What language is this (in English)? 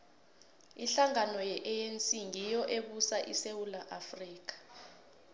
South Ndebele